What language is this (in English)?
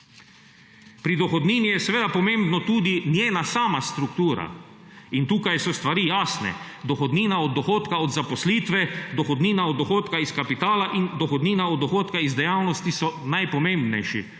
Slovenian